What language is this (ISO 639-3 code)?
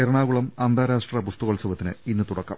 mal